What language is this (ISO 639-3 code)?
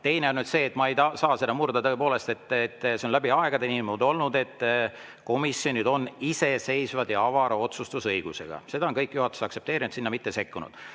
est